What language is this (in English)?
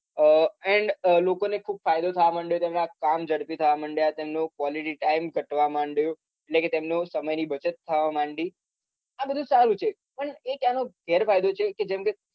Gujarati